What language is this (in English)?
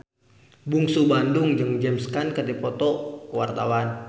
Sundanese